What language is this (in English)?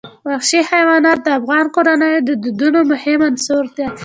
Pashto